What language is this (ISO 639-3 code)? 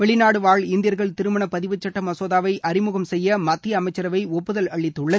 tam